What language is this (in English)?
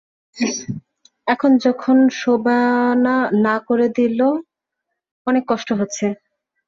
Bangla